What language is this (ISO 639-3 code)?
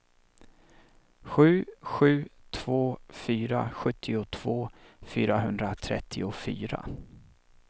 swe